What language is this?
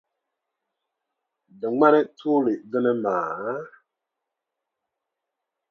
Dagbani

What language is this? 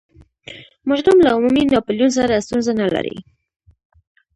Pashto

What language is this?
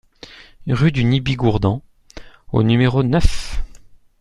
French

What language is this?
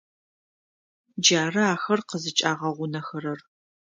Adyghe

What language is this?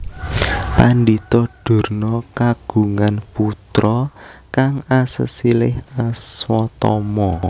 Javanese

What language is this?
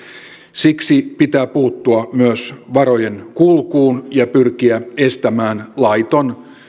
Finnish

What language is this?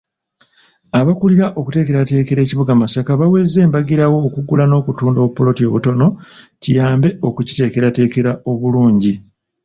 Ganda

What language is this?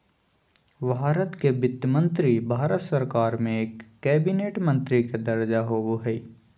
Magahi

